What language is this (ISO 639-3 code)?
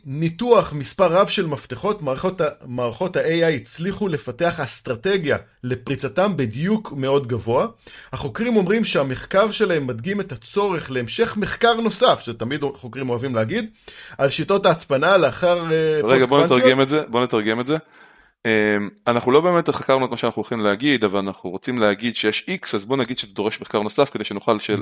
heb